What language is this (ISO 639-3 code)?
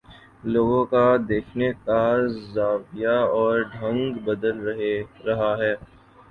urd